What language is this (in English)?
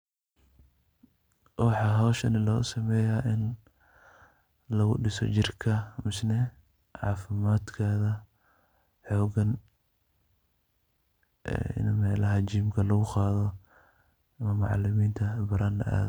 Somali